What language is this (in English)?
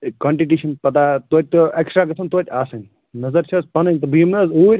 Kashmiri